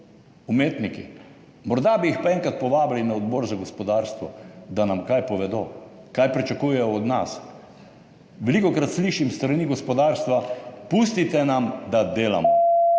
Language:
Slovenian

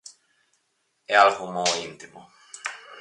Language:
Galician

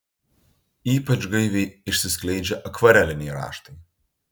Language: Lithuanian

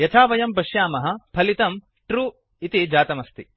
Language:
Sanskrit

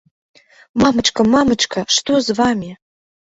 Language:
Belarusian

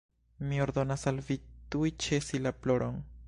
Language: Esperanto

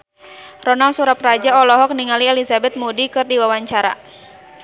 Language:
Sundanese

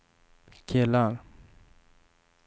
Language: Swedish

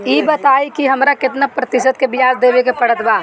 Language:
Bhojpuri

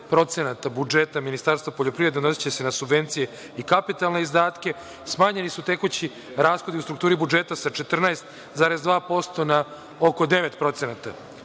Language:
Serbian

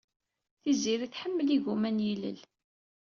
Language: Kabyle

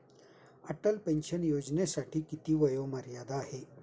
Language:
Marathi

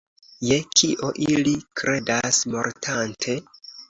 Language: Esperanto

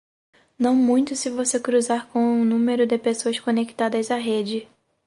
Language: Portuguese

